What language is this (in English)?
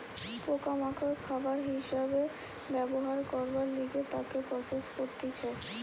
Bangla